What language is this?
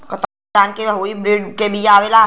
Bhojpuri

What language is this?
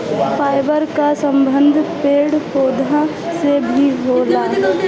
Bhojpuri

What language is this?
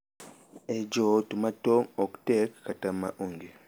Luo (Kenya and Tanzania)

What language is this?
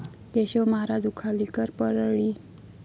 Marathi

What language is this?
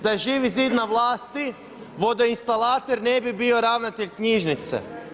Croatian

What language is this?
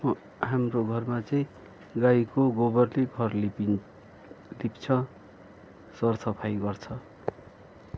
Nepali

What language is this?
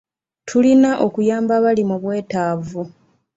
Ganda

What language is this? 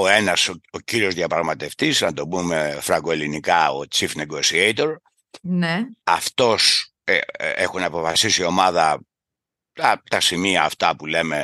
Greek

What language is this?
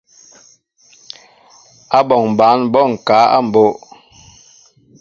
Mbo (Cameroon)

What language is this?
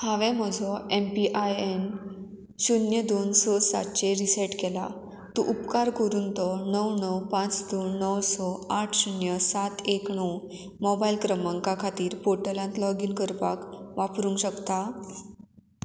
Konkani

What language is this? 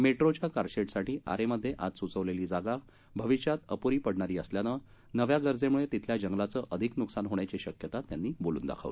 Marathi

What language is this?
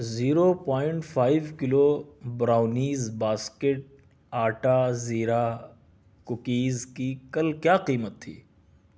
Urdu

